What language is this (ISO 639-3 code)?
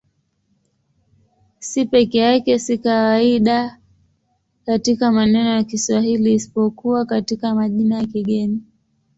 swa